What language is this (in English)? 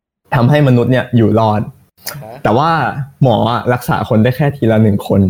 Thai